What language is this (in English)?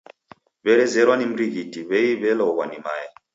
Taita